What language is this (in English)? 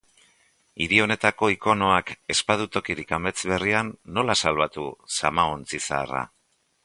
Basque